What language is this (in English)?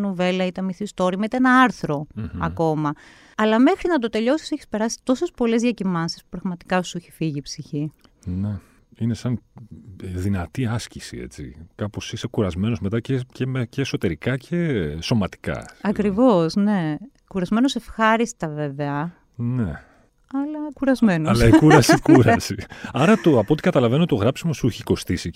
Greek